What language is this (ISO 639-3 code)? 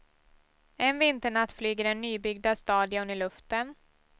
swe